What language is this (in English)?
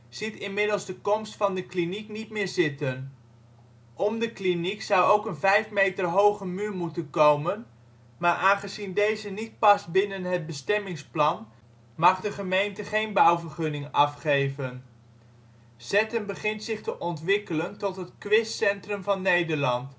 Dutch